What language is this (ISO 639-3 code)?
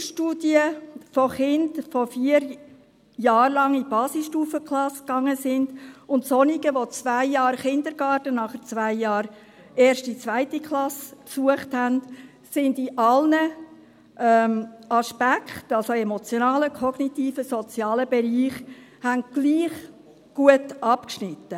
gsw